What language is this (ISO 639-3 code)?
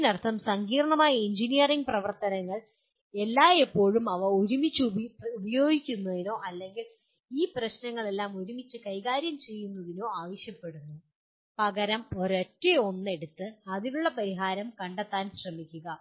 mal